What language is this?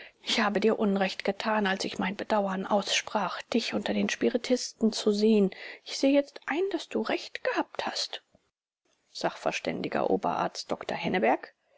German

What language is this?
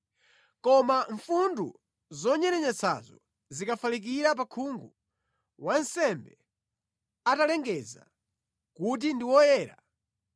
Nyanja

